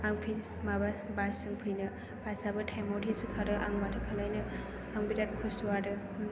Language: Bodo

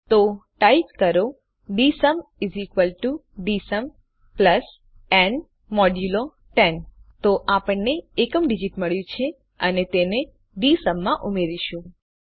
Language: Gujarati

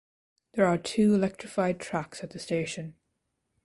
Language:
English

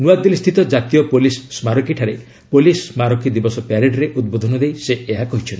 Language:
Odia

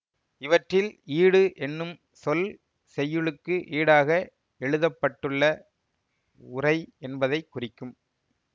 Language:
Tamil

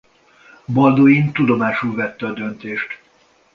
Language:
Hungarian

